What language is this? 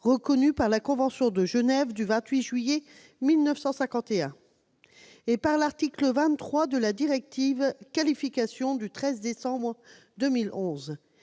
French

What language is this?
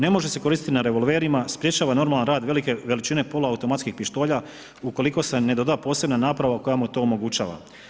Croatian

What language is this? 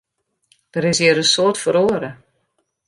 Western Frisian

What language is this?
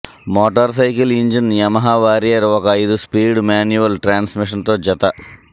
Telugu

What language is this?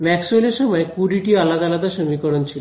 Bangla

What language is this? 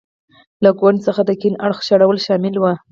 Pashto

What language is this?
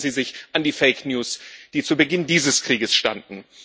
German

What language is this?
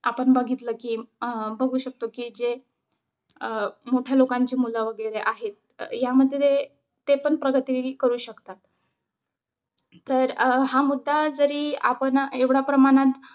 Marathi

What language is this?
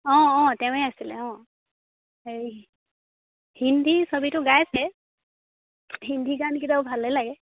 Assamese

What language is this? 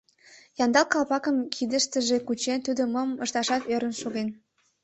Mari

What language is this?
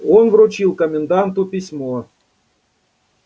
Russian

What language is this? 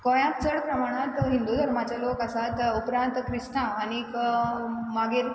Konkani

